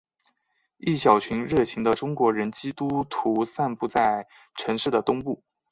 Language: Chinese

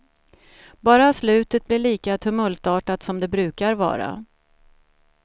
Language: Swedish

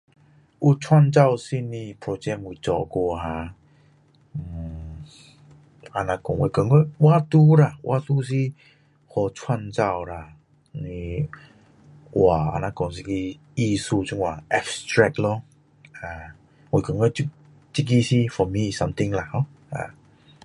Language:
Min Dong Chinese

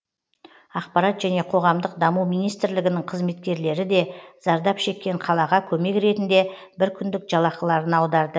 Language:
Kazakh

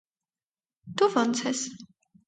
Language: Armenian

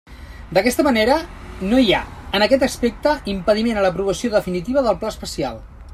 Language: Catalan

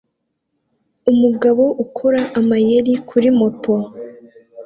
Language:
Kinyarwanda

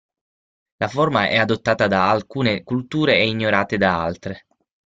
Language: Italian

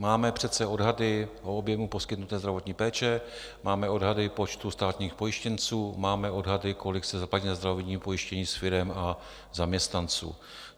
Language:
Czech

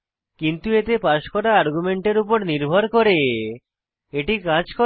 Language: Bangla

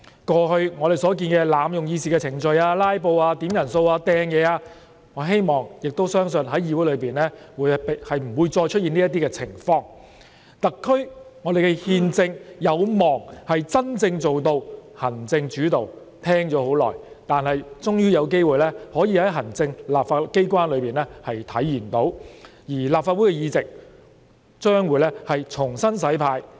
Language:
Cantonese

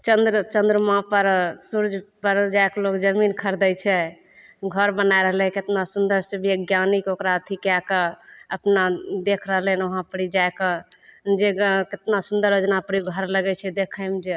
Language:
Maithili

